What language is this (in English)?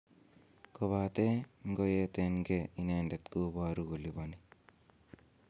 Kalenjin